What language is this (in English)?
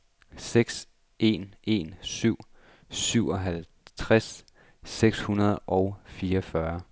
Danish